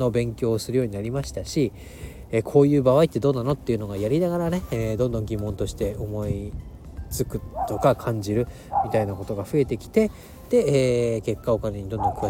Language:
Japanese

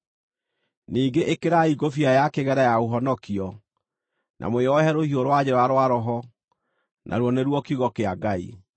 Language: Kikuyu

